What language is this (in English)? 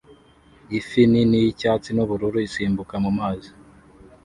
Kinyarwanda